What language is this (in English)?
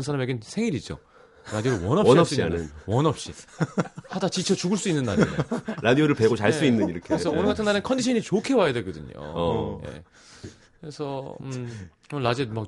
Korean